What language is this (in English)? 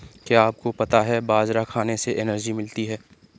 Hindi